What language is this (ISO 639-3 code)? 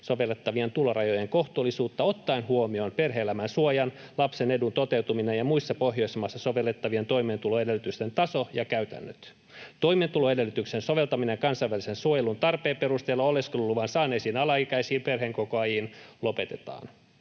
fin